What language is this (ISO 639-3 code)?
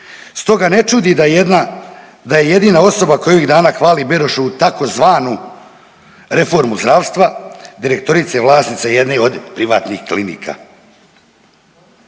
hrv